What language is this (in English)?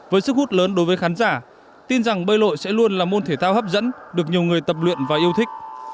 Vietnamese